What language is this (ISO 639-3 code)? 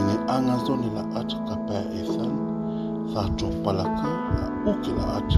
ron